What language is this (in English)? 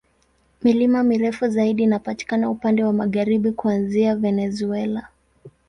Swahili